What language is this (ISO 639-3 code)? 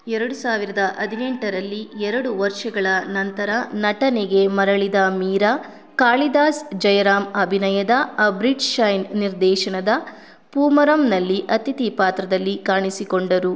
kan